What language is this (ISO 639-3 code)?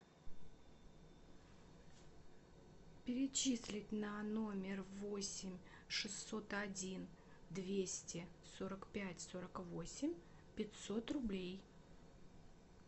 rus